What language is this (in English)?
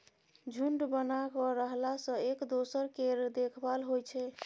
Maithili